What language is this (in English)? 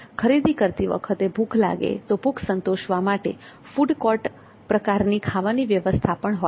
Gujarati